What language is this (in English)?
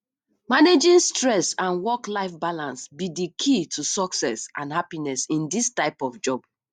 Nigerian Pidgin